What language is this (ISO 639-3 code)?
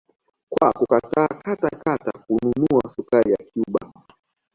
swa